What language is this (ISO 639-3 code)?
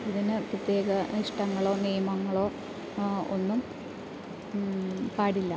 mal